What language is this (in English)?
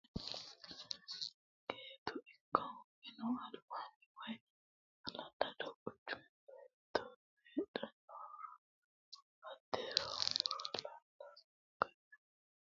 Sidamo